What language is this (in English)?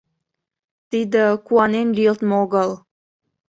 Mari